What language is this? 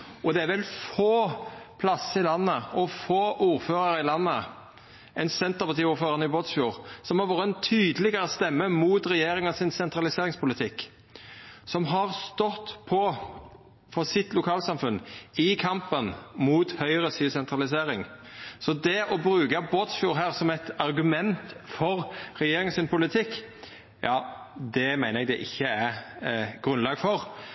Norwegian Nynorsk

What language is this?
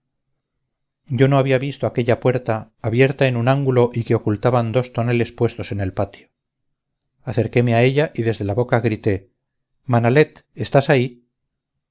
Spanish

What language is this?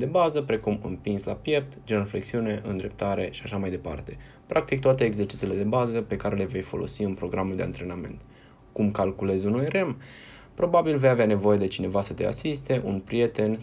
Romanian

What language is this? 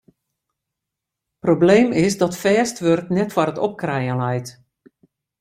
Western Frisian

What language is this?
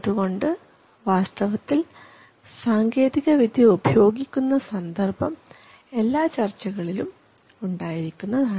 Malayalam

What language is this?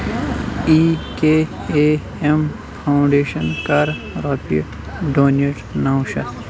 Kashmiri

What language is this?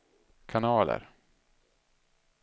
Swedish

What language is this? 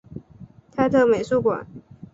Chinese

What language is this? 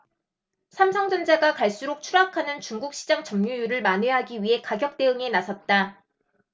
Korean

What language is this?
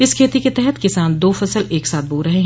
Hindi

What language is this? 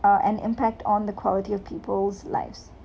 English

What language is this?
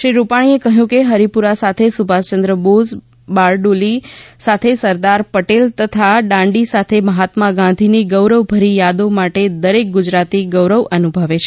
Gujarati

